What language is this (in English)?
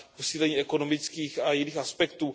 Czech